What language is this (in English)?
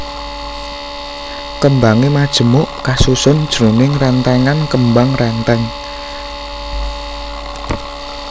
Javanese